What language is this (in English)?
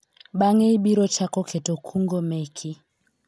Luo (Kenya and Tanzania)